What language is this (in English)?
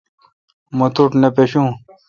Kalkoti